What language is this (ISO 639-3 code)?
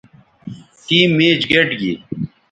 btv